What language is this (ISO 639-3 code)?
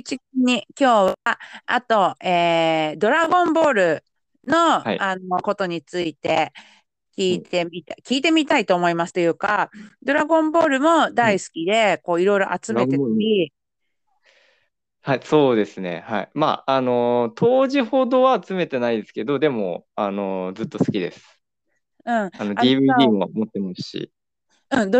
jpn